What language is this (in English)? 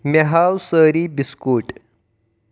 Kashmiri